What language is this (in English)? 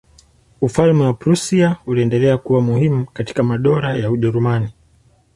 Swahili